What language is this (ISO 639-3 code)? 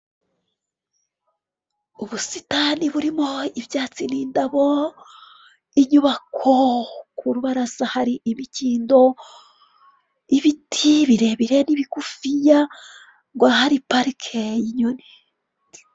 kin